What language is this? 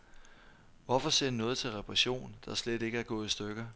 Danish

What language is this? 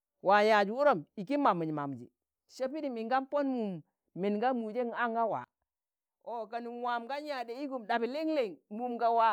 Tangale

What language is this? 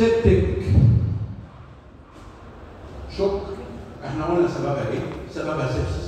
Arabic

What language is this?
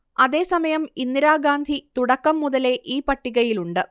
Malayalam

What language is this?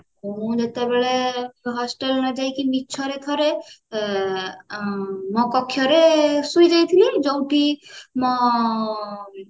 Odia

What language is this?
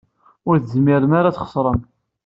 Kabyle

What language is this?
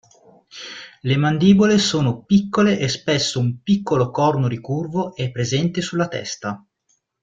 Italian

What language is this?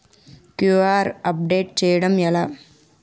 Telugu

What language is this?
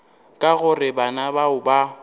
Northern Sotho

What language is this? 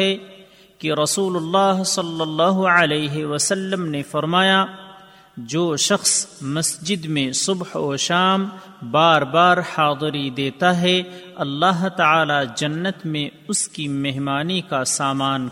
Urdu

